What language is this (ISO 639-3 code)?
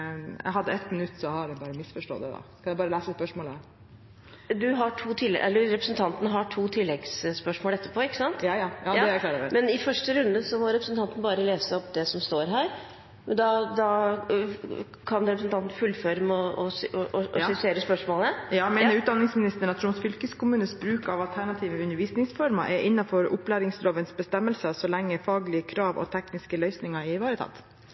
nor